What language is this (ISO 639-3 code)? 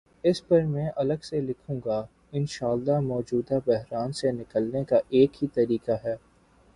urd